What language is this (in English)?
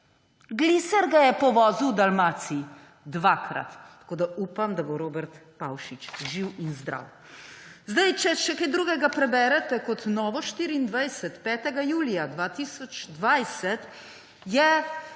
Slovenian